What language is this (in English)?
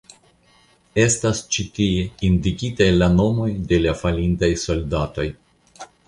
Esperanto